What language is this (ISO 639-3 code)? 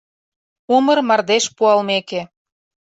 chm